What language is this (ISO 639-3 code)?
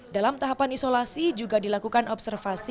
ind